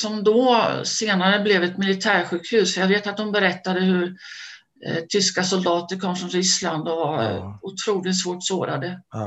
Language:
Swedish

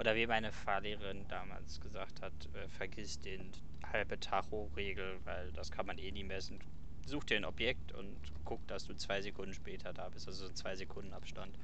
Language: German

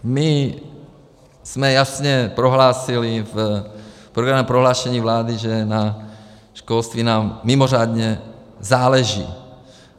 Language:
Czech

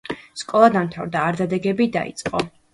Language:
Georgian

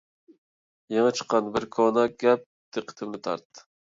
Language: Uyghur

